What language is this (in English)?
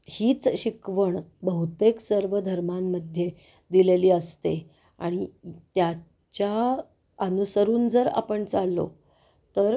Marathi